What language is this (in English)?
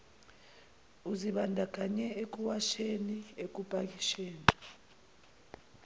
Zulu